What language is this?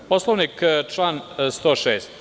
Serbian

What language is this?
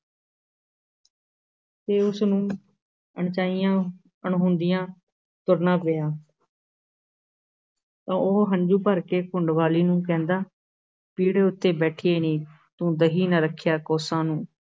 Punjabi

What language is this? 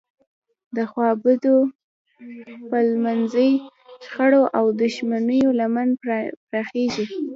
Pashto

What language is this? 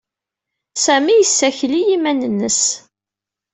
Kabyle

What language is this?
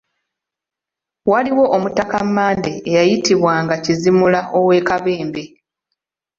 Ganda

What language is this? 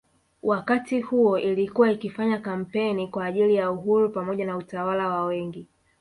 Swahili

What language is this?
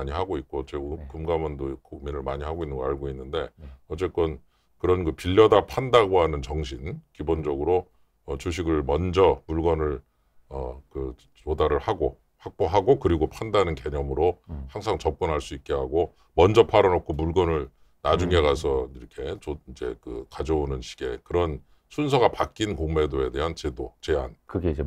Korean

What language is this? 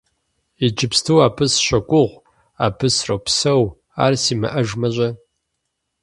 Kabardian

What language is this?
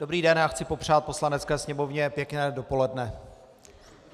Czech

